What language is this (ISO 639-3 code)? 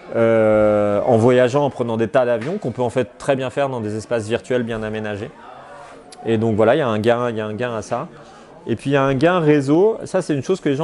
fra